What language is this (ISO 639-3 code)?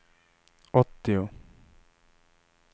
swe